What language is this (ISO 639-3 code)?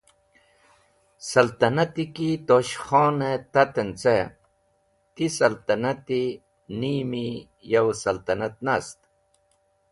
wbl